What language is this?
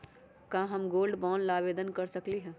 Magahi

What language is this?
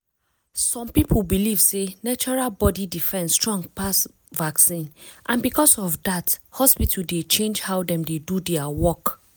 Nigerian Pidgin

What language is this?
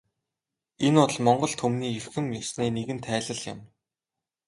Mongolian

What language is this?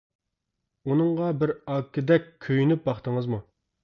Uyghur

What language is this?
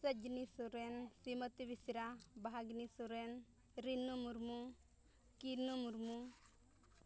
Santali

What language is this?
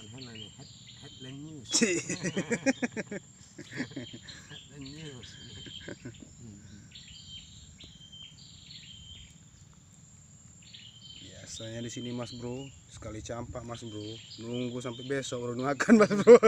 Indonesian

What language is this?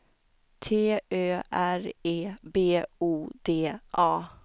Swedish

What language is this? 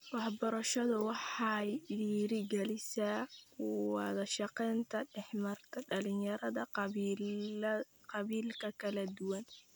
Somali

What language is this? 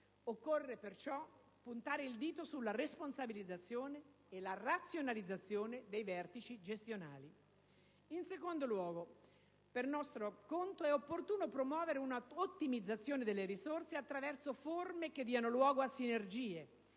Italian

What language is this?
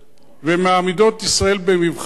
Hebrew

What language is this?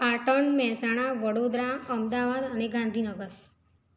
Gujarati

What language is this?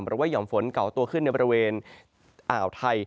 Thai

